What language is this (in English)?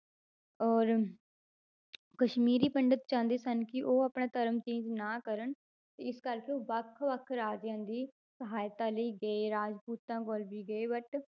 Punjabi